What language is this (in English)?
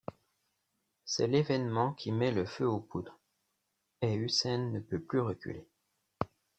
French